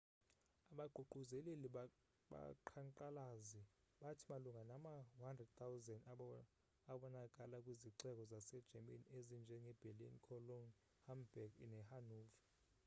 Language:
Xhosa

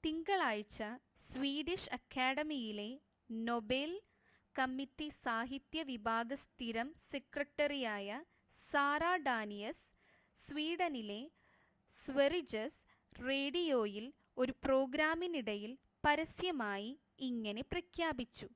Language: Malayalam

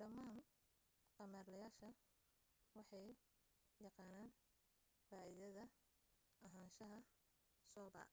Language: Somali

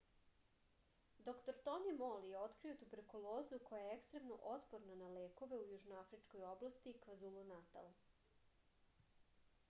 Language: Serbian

